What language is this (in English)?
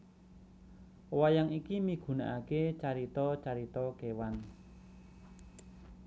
Javanese